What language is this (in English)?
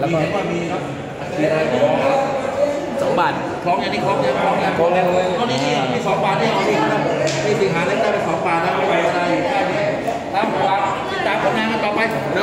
Thai